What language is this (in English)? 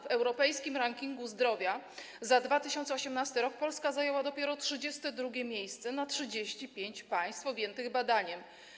Polish